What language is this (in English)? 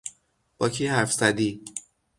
Persian